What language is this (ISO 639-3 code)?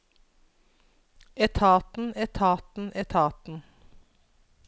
nor